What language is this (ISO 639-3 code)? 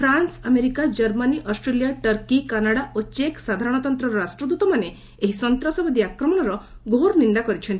ori